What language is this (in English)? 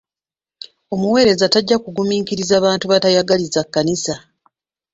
Ganda